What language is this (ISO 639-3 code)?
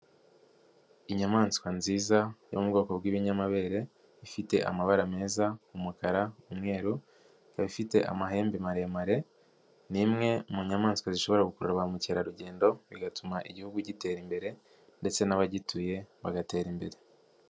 kin